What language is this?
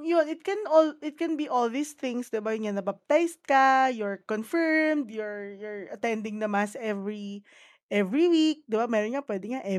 Filipino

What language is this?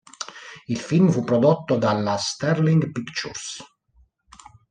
Italian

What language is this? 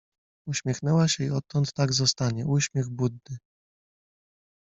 Polish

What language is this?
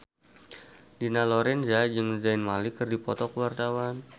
Sundanese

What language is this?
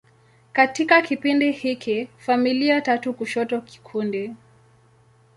Swahili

